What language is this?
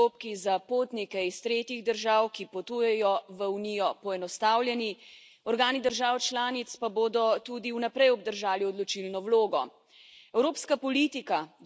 Slovenian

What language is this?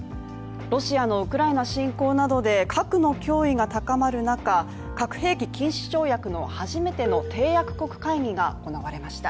Japanese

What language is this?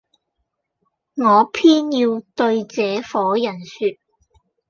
Cantonese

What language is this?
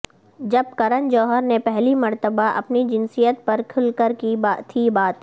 Urdu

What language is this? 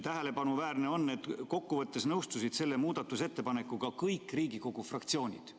Estonian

